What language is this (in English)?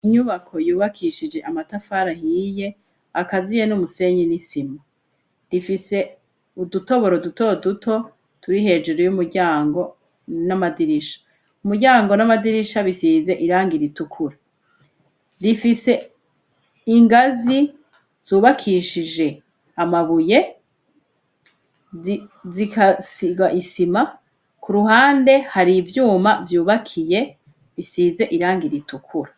Rundi